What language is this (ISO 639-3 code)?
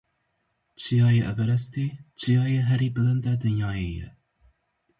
kur